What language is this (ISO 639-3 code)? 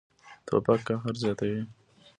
pus